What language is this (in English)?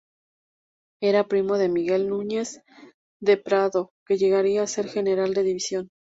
Spanish